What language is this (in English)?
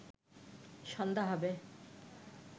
Bangla